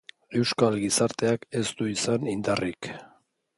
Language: Basque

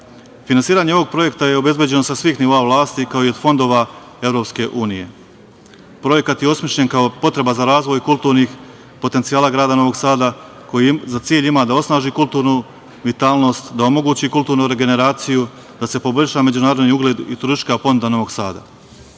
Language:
Serbian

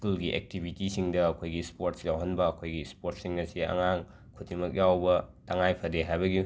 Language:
Manipuri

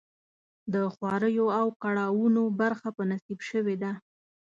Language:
Pashto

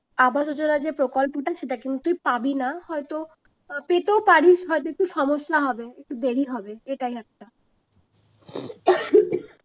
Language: Bangla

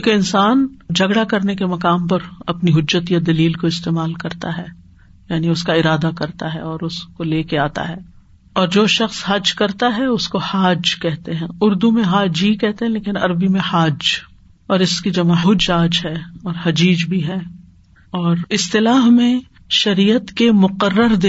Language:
Urdu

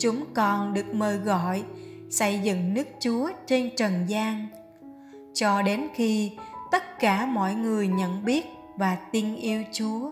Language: Vietnamese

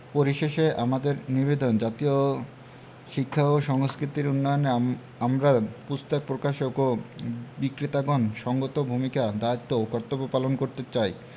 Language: Bangla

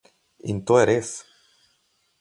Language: Slovenian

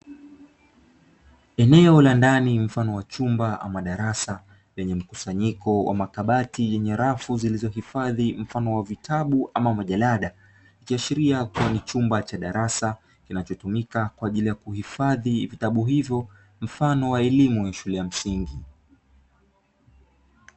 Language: Swahili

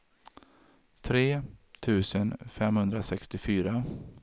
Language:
Swedish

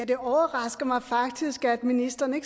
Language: Danish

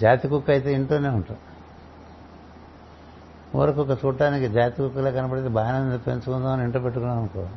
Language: Telugu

